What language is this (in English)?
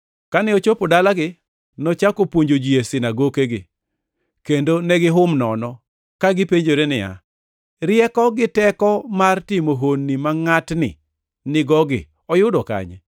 Luo (Kenya and Tanzania)